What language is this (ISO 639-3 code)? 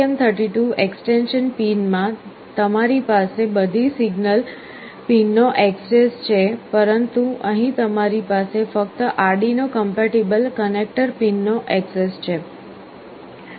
guj